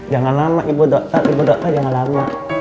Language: Indonesian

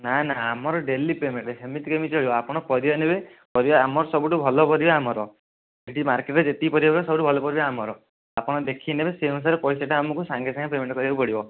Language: Odia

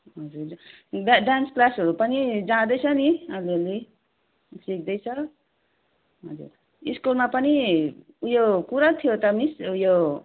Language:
Nepali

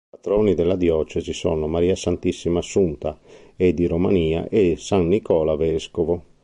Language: Italian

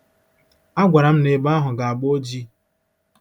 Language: Igbo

